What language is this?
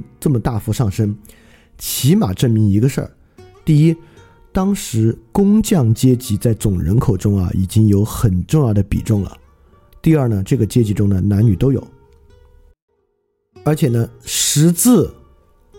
Chinese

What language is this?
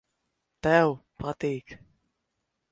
Latvian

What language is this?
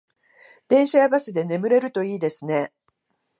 Japanese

